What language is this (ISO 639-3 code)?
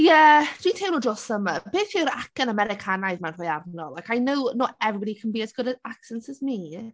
cym